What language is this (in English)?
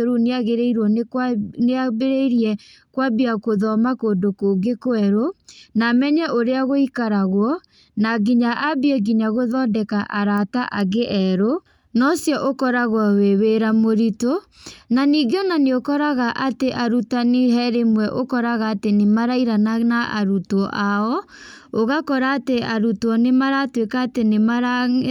Kikuyu